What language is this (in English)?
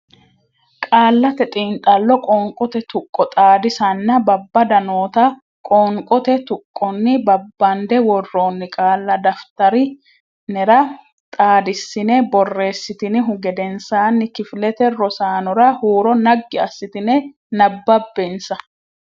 Sidamo